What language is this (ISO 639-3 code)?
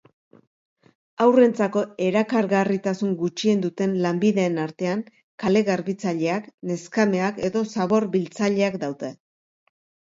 eus